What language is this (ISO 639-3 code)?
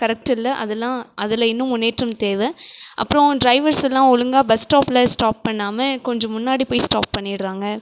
tam